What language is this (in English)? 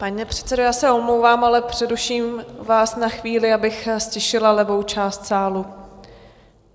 Czech